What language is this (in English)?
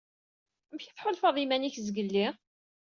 Kabyle